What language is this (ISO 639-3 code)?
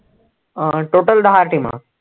mar